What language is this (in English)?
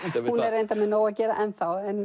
Icelandic